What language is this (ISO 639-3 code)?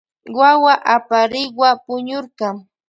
qvj